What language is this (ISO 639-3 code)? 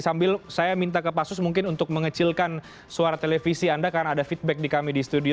ind